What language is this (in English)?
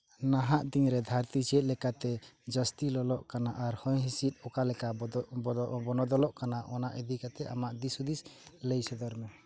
Santali